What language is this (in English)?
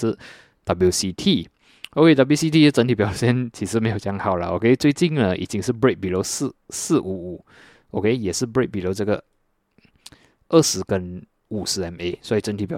Chinese